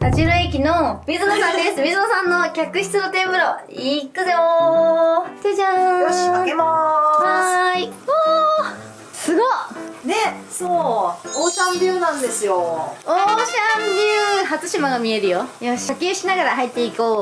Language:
Japanese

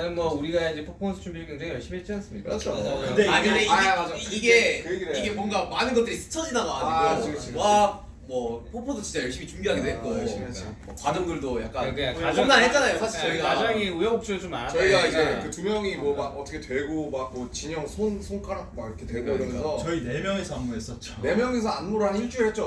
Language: Korean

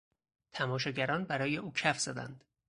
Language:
Persian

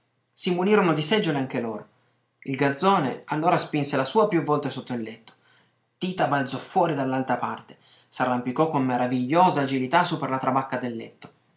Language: Italian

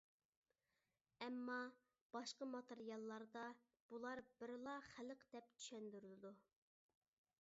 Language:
Uyghur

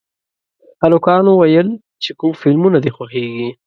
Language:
Pashto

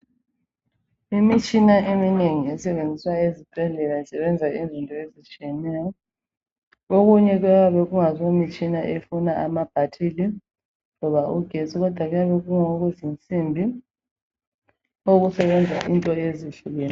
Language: North Ndebele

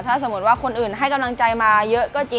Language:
Thai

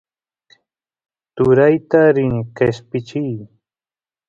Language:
Santiago del Estero Quichua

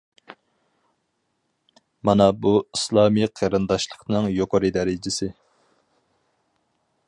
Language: Uyghur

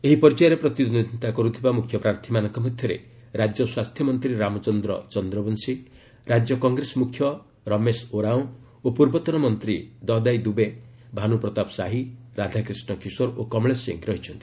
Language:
Odia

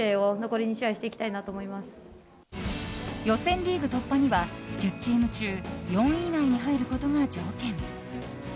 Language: Japanese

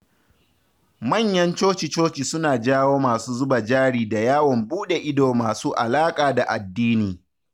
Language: Hausa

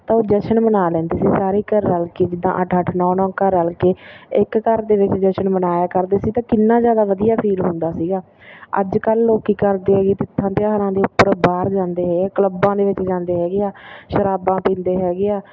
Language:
Punjabi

